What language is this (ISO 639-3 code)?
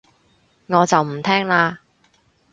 yue